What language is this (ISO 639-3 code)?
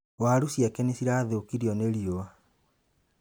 kik